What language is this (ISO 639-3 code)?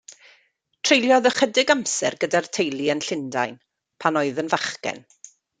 cym